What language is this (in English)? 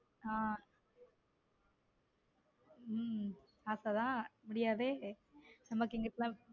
Tamil